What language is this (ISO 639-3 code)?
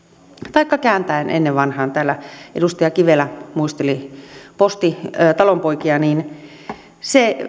fin